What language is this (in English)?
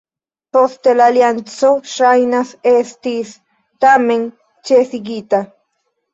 Esperanto